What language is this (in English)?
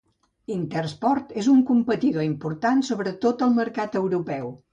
Catalan